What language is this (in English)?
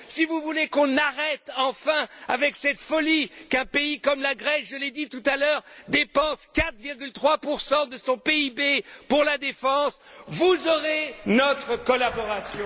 French